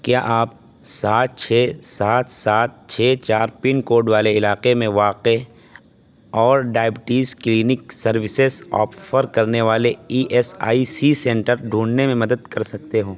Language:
Urdu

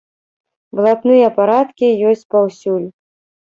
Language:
Belarusian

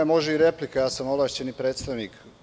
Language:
Serbian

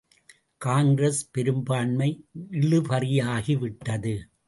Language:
Tamil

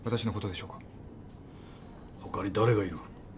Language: Japanese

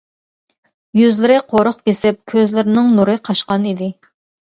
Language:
Uyghur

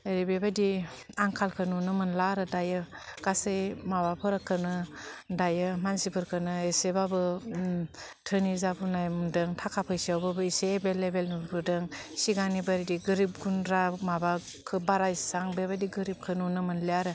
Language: Bodo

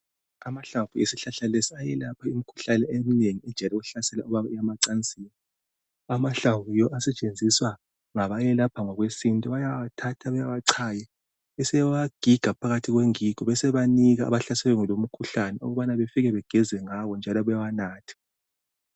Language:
North Ndebele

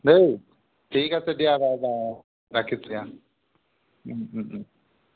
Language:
Assamese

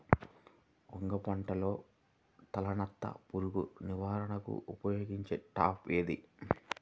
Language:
Telugu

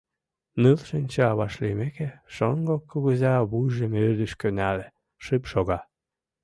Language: Mari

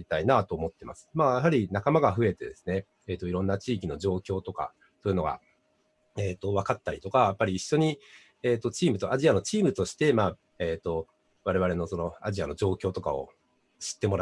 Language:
Japanese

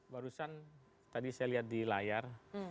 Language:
Indonesian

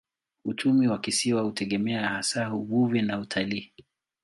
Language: Swahili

